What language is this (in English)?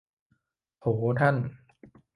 Thai